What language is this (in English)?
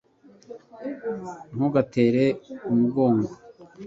Kinyarwanda